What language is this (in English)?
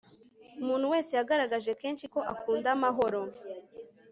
Kinyarwanda